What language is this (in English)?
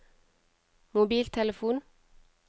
Norwegian